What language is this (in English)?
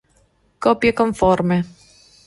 Italian